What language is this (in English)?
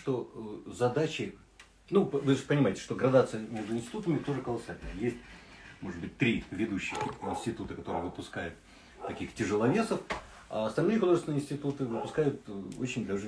Russian